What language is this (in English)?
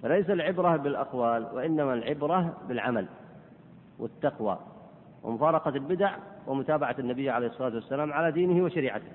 Arabic